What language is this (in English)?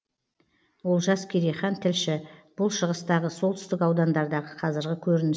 Kazakh